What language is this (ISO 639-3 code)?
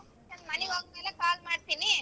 kan